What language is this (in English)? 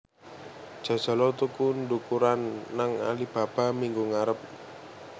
Javanese